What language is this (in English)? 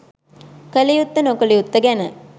Sinhala